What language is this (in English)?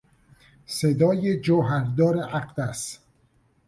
Persian